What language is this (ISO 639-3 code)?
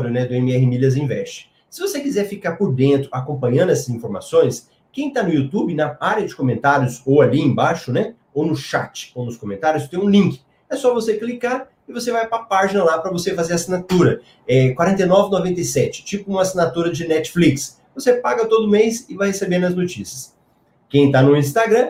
por